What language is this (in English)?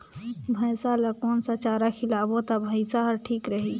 Chhattisgarhi